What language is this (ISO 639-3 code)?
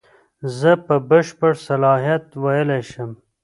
pus